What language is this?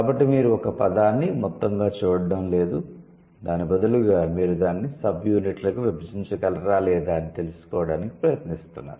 Telugu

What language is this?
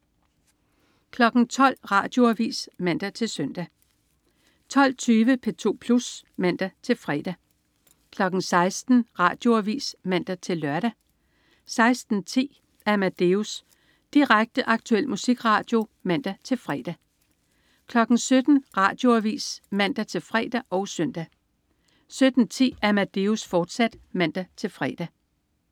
Danish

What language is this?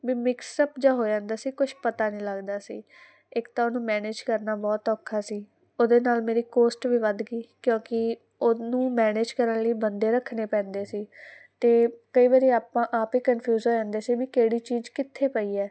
Punjabi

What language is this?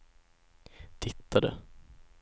Swedish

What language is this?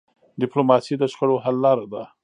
Pashto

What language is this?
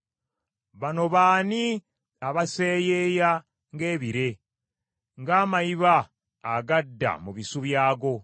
Ganda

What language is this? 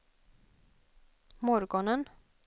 Swedish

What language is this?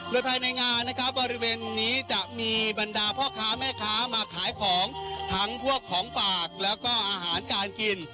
Thai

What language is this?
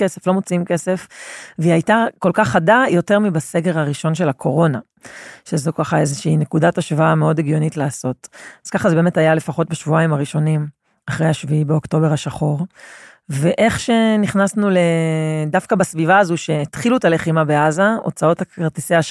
Hebrew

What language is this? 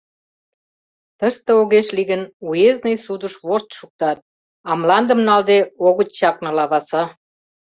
Mari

